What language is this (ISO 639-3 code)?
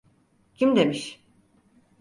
tur